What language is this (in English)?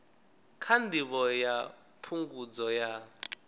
Venda